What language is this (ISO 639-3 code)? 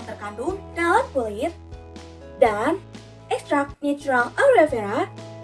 ind